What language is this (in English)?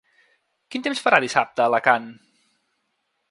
Catalan